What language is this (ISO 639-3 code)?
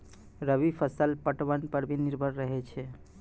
mai